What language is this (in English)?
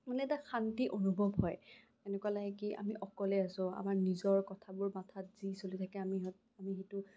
Assamese